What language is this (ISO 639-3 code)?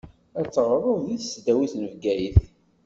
kab